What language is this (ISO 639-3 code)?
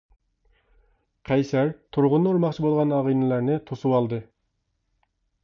uig